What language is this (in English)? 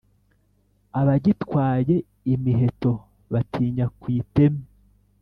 Kinyarwanda